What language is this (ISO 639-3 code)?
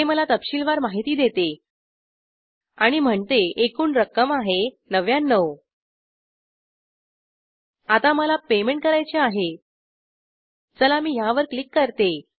mar